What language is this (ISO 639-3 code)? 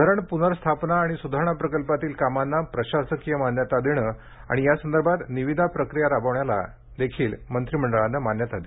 mar